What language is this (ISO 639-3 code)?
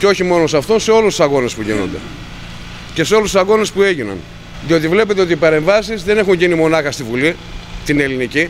ell